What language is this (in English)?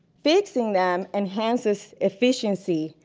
English